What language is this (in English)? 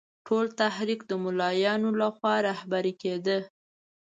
Pashto